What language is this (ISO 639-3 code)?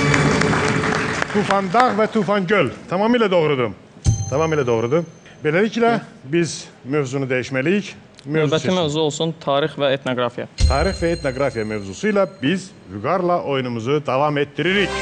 tur